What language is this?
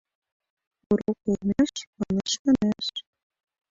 Mari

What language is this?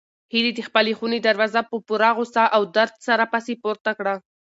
Pashto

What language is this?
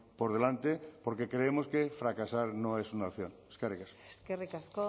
Spanish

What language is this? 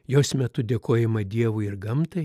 Lithuanian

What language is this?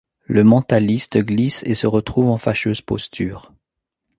French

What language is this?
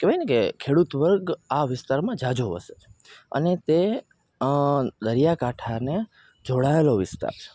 Gujarati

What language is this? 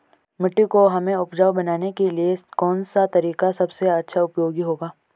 Hindi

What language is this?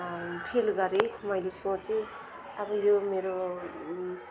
Nepali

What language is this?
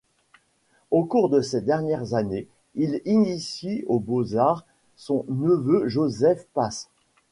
French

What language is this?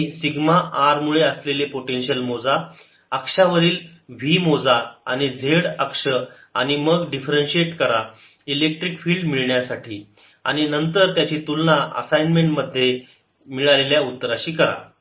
Marathi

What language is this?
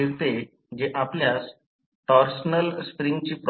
Marathi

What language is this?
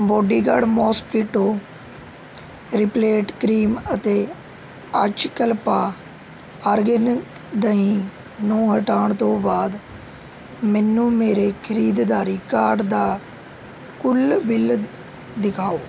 Punjabi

